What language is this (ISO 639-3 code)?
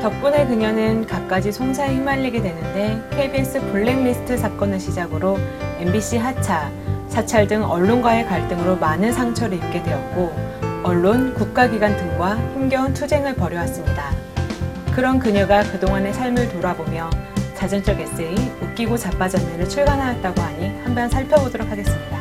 kor